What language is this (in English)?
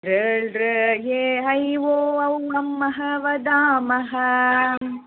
Sanskrit